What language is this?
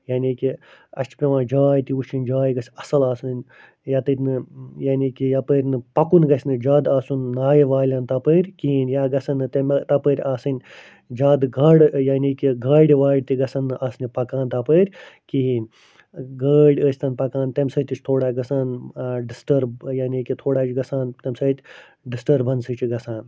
Kashmiri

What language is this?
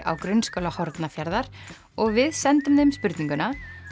Icelandic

